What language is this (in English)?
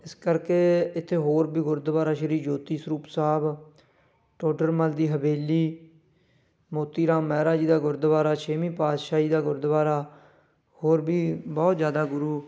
Punjabi